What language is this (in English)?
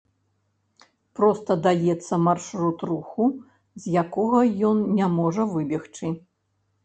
Belarusian